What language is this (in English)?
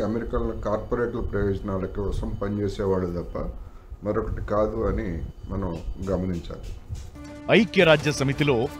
Telugu